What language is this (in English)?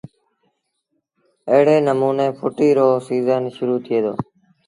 Sindhi Bhil